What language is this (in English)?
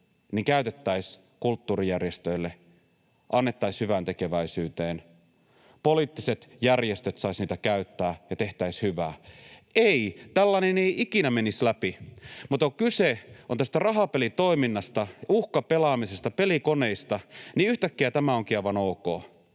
Finnish